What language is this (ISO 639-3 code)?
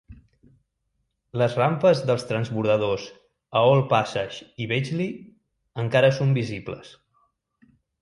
cat